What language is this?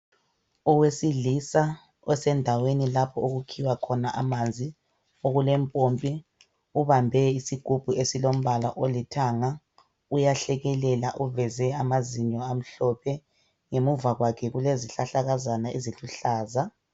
North Ndebele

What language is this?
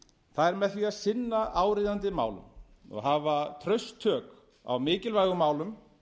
Icelandic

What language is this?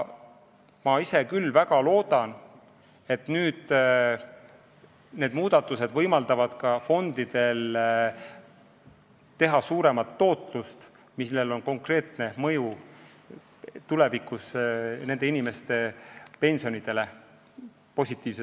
Estonian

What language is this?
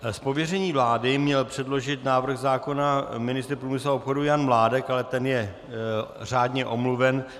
Czech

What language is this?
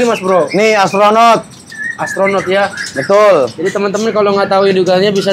Indonesian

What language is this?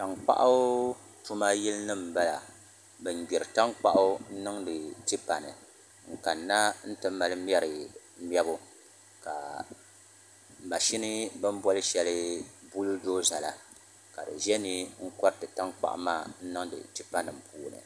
Dagbani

